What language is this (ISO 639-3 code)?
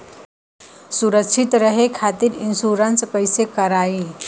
bho